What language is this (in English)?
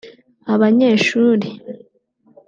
Kinyarwanda